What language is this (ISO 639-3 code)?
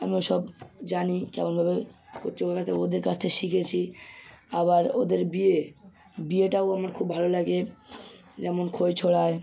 ben